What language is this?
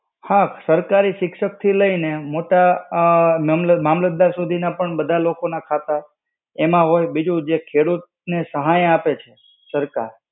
Gujarati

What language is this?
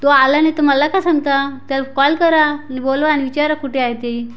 Marathi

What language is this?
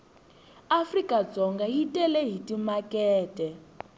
Tsonga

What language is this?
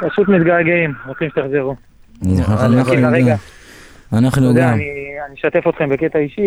Hebrew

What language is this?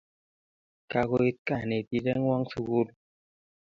Kalenjin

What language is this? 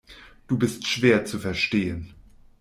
German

